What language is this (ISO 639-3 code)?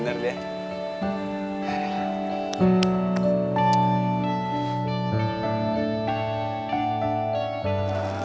ind